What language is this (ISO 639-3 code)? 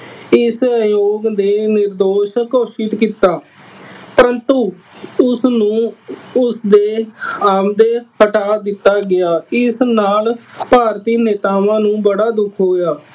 pan